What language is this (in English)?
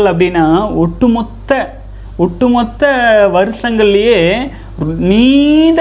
Tamil